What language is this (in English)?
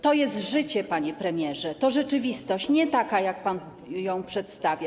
Polish